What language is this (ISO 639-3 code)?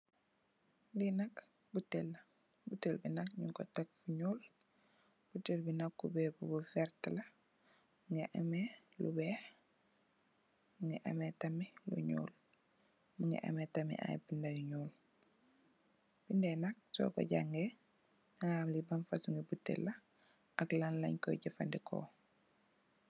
wol